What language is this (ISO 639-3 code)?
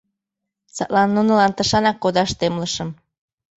chm